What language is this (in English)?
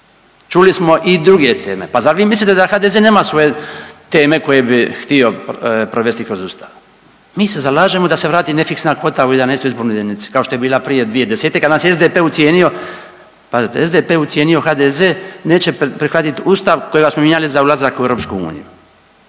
Croatian